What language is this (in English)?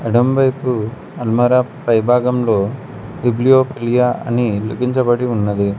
Telugu